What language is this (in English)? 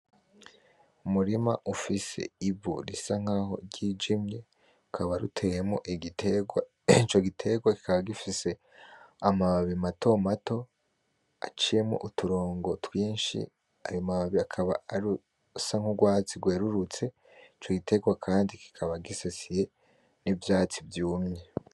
Rundi